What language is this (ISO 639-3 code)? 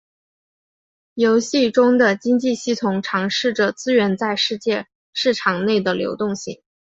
zho